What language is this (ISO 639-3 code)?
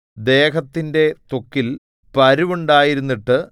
mal